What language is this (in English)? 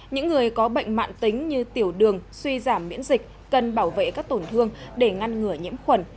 Vietnamese